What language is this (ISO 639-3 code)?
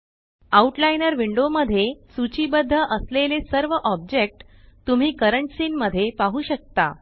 mar